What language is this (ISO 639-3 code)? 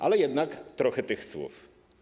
pol